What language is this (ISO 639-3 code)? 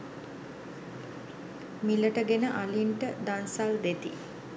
sin